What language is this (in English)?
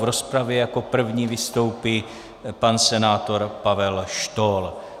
Czech